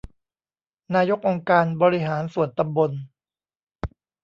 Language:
Thai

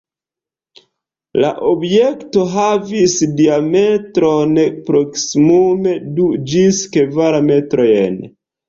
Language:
Esperanto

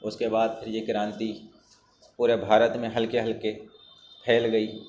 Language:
Urdu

